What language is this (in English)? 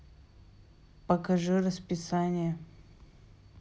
Russian